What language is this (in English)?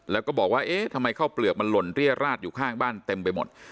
Thai